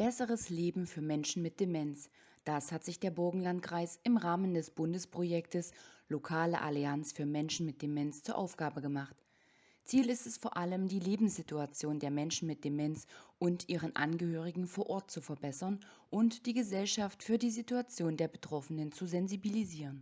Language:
German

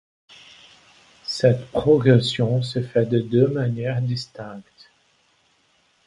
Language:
French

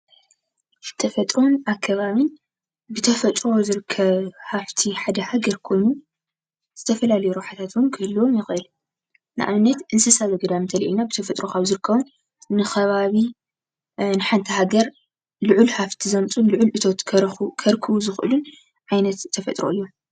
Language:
Tigrinya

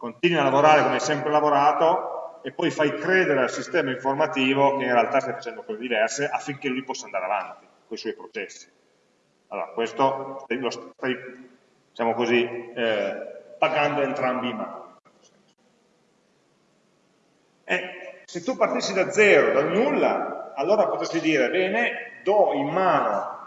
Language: Italian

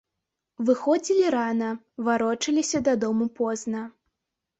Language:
Belarusian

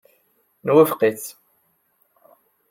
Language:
Kabyle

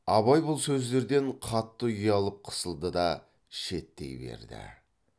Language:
Kazakh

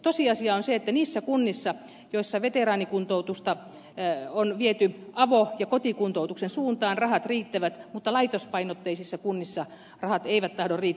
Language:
Finnish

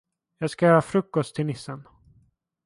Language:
Swedish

